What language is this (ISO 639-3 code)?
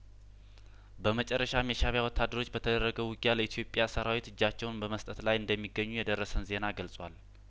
amh